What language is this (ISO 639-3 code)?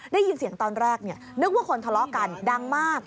tha